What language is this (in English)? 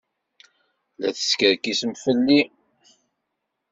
Kabyle